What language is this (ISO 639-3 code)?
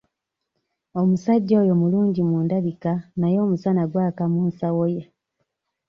lug